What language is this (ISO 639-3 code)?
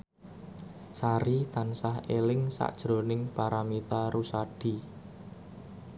jav